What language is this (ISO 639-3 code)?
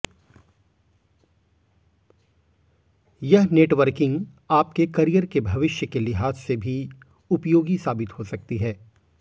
hin